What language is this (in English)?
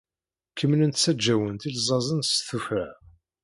Kabyle